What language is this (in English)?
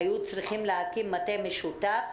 Hebrew